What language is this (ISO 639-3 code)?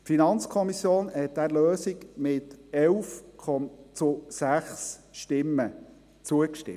gsw